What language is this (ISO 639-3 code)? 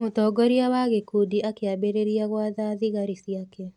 kik